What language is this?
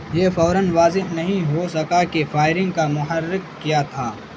Urdu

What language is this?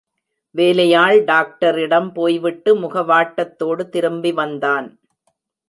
Tamil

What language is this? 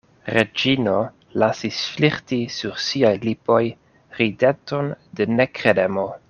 Esperanto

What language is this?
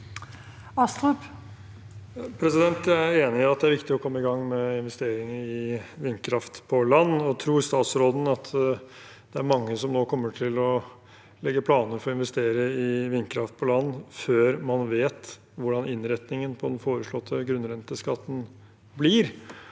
Norwegian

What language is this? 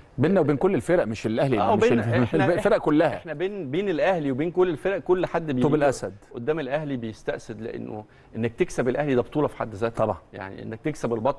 Arabic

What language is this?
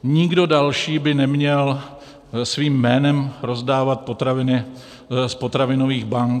Czech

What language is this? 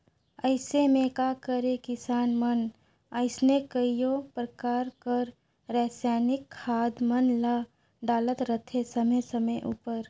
Chhattisgarhi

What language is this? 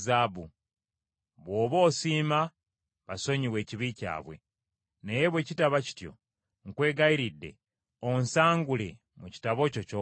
Ganda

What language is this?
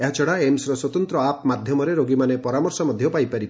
Odia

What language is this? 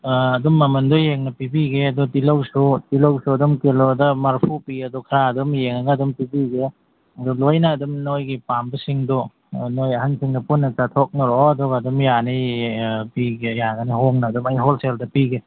Manipuri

